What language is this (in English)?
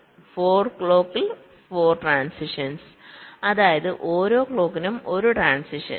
Malayalam